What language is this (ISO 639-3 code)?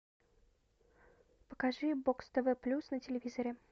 rus